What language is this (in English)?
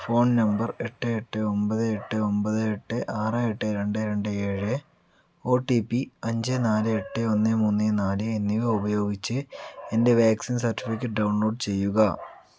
Malayalam